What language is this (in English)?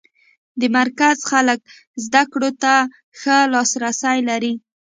Pashto